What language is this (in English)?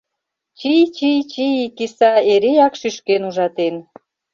Mari